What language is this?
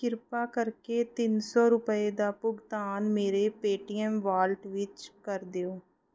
Punjabi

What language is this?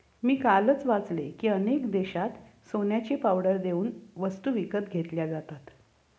Marathi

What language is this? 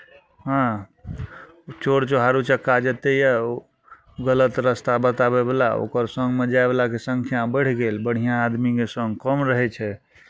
Maithili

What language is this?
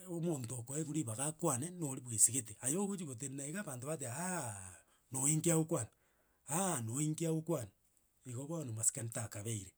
Gusii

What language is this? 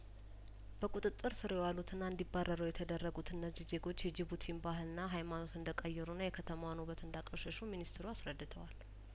Amharic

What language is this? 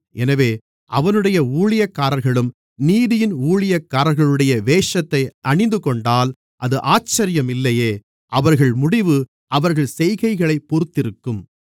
Tamil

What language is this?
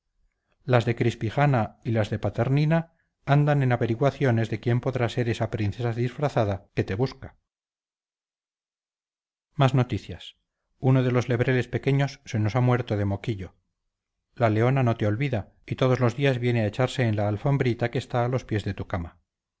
Spanish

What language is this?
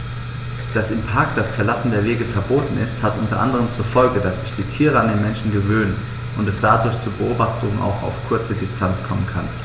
German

